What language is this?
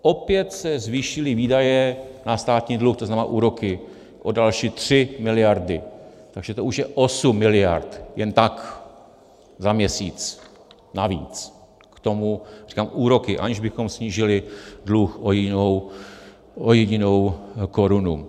Czech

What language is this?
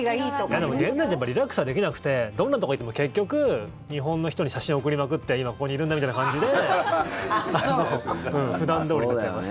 Japanese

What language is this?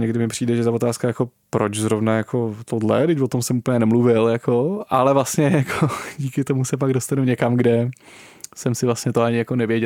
Czech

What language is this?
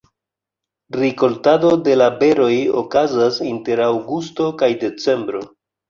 Esperanto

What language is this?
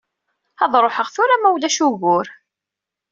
Kabyle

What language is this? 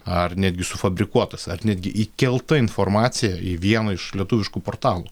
Lithuanian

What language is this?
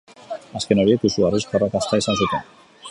Basque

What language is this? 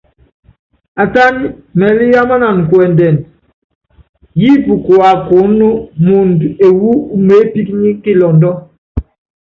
Yangben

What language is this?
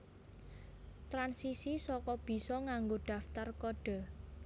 Javanese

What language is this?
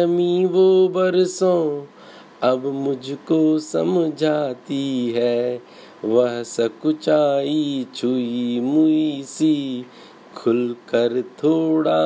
Hindi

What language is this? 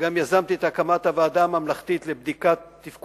Hebrew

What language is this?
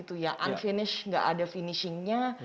Indonesian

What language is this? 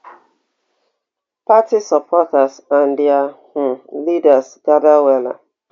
Nigerian Pidgin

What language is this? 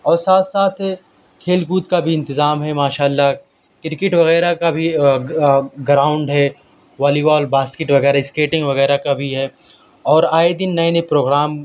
Urdu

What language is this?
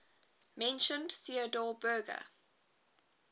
English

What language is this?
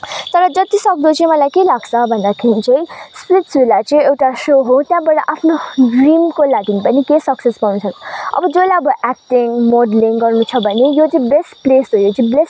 Nepali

